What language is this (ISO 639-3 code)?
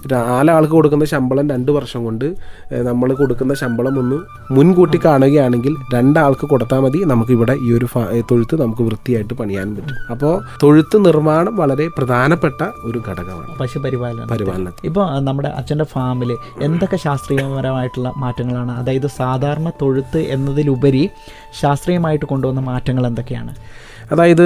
mal